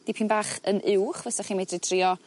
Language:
Welsh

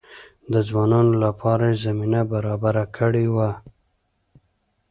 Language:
Pashto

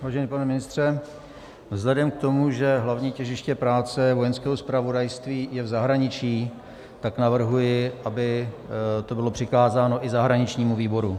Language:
Czech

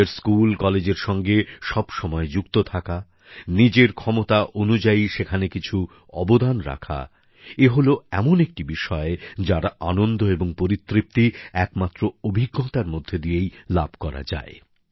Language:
Bangla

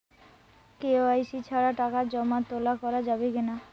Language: Bangla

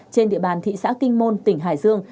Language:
Vietnamese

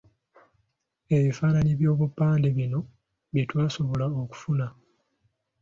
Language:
Ganda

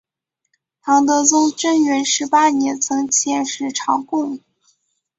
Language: Chinese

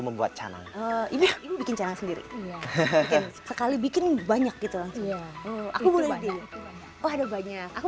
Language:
Indonesian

